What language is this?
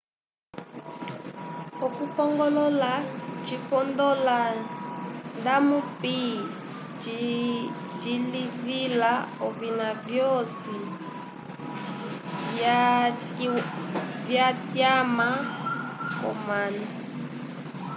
Umbundu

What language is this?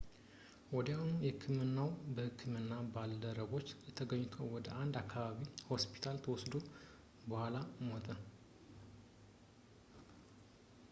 Amharic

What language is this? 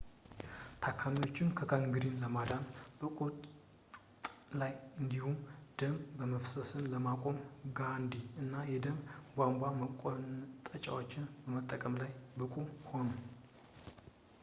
Amharic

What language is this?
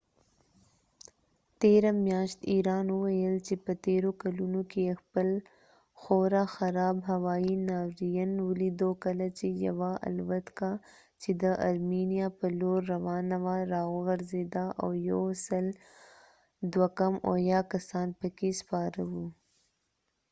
Pashto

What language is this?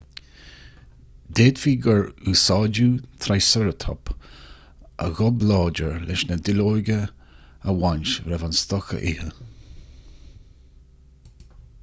Irish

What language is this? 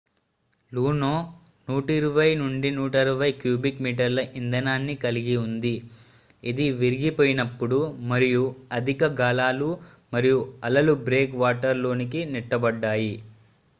Telugu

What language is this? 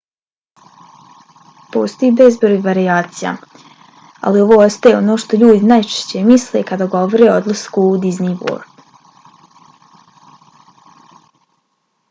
Bosnian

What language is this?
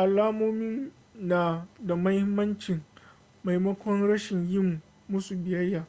Hausa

